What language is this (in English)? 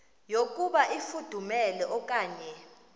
Xhosa